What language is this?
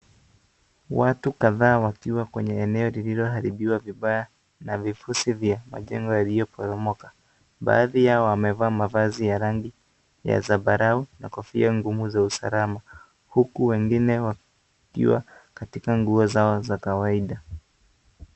Swahili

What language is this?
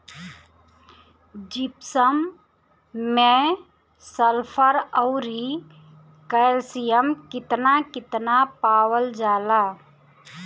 Bhojpuri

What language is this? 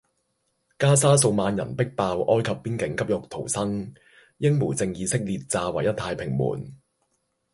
Cantonese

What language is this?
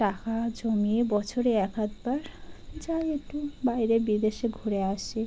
Bangla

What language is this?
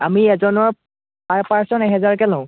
Assamese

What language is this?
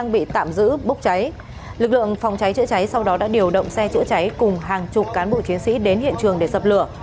Vietnamese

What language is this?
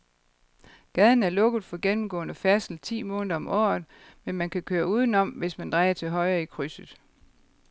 Danish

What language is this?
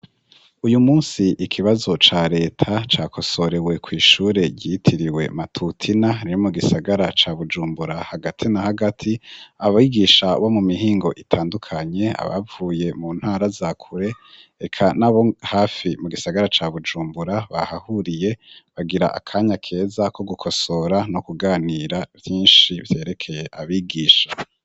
Rundi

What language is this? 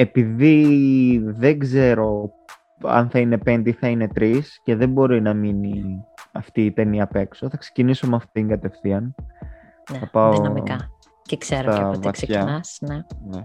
Greek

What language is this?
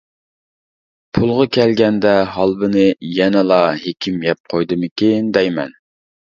Uyghur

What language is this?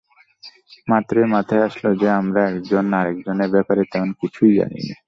Bangla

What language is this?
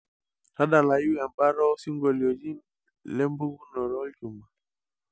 Masai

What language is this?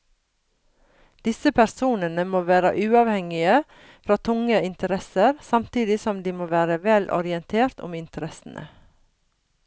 Norwegian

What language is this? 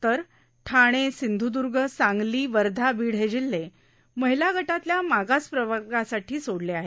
Marathi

